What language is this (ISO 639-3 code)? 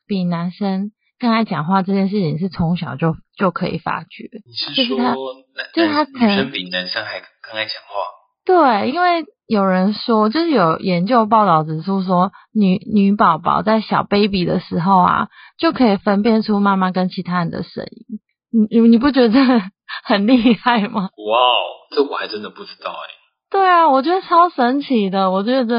zho